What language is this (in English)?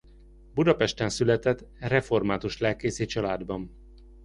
Hungarian